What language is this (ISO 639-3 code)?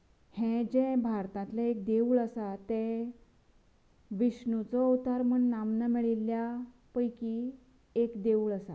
kok